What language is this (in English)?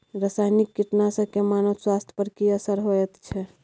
Maithili